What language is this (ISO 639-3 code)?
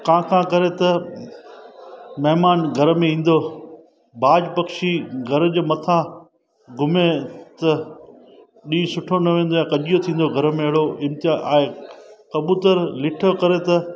snd